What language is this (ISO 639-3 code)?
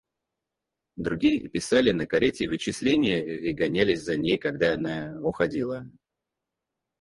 rus